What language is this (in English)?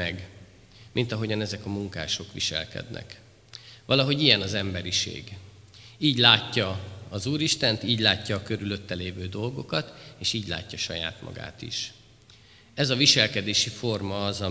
Hungarian